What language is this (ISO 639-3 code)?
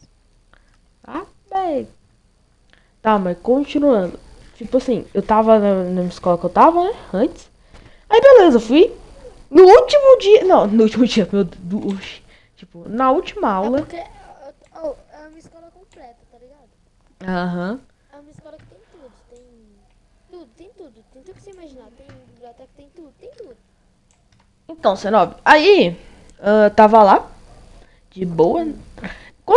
por